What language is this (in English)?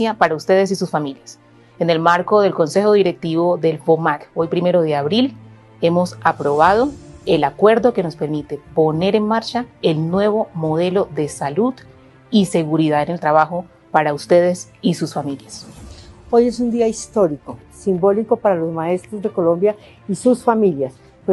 Spanish